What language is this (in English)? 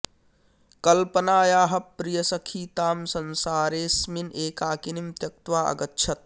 Sanskrit